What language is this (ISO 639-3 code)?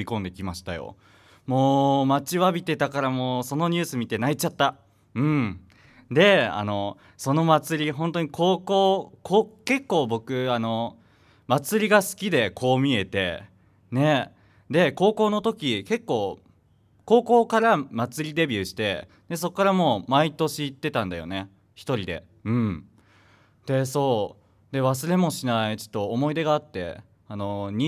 jpn